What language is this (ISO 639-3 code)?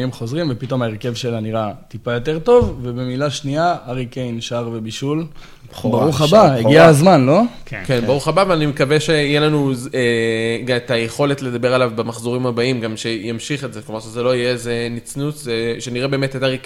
heb